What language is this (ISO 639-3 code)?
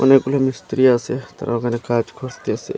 ben